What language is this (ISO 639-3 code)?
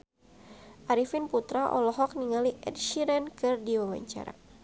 sun